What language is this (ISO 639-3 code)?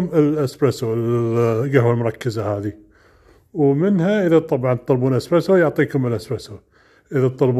ara